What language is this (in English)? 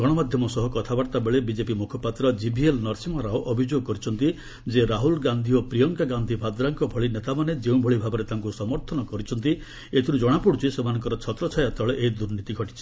Odia